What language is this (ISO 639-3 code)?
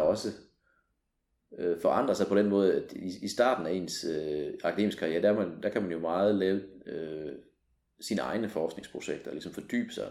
dan